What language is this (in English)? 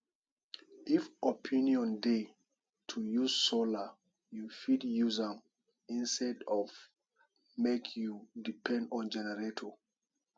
Nigerian Pidgin